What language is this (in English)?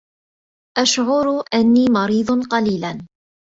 Arabic